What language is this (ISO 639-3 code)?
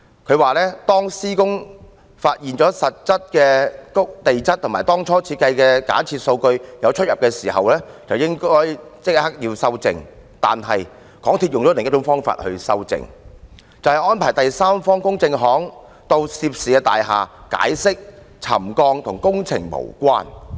yue